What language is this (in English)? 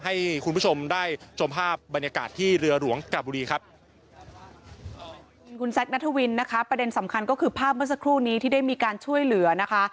Thai